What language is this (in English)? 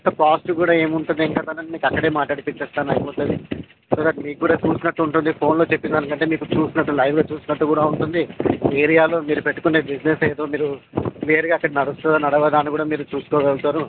Telugu